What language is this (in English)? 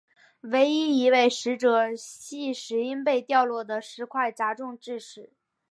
Chinese